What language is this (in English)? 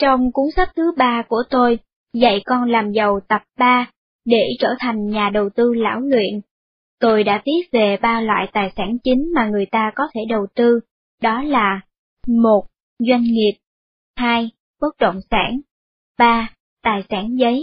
Vietnamese